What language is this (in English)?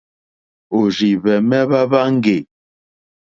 Mokpwe